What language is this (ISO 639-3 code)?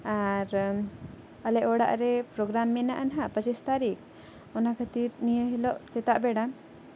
sat